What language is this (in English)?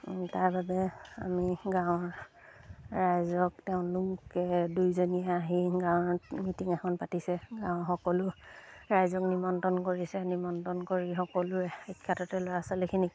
Assamese